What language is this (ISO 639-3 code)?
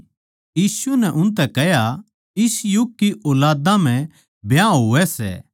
bgc